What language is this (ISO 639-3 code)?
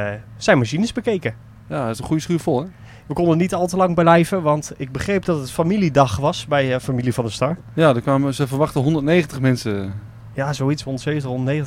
nld